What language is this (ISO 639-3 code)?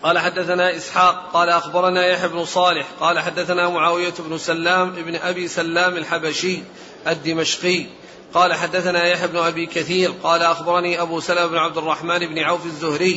ara